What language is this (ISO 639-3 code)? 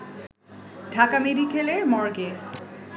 ben